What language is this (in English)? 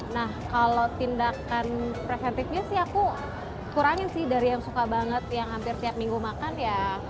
Indonesian